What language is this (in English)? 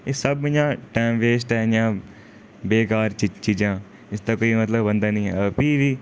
Dogri